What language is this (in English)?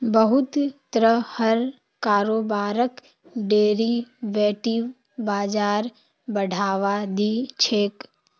Magahi